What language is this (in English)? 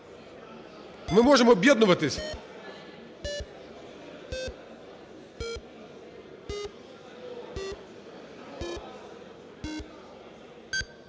Ukrainian